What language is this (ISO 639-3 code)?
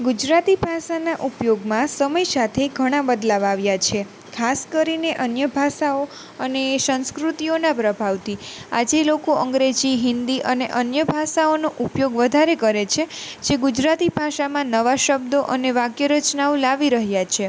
guj